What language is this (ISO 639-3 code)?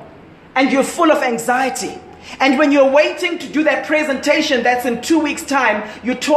eng